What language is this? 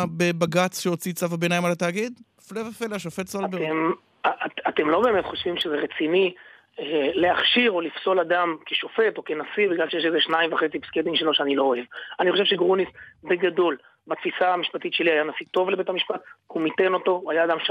Hebrew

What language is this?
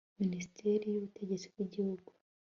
Kinyarwanda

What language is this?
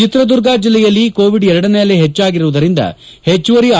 Kannada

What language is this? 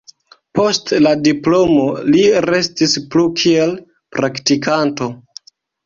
Esperanto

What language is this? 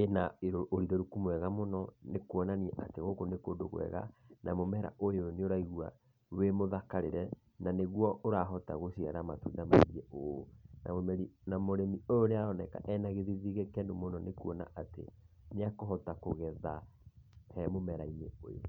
Kikuyu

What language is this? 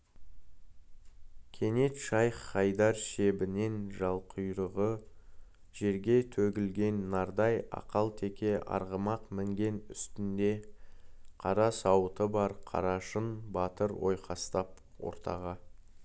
Kazakh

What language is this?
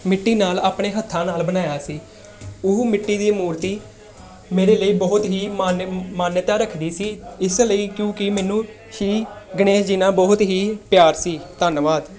Punjabi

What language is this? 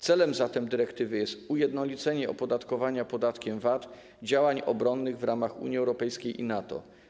Polish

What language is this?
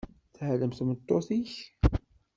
Kabyle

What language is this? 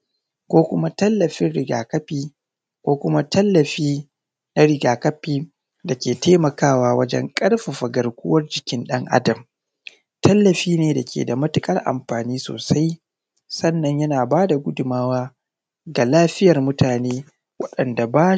Hausa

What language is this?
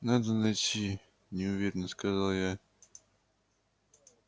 Russian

